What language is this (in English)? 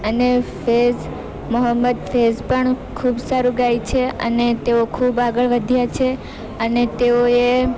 Gujarati